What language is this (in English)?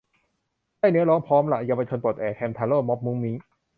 Thai